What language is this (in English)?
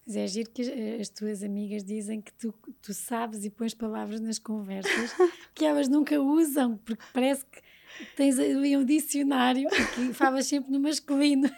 Portuguese